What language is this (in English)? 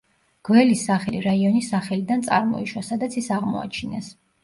Georgian